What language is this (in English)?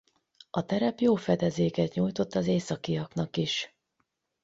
Hungarian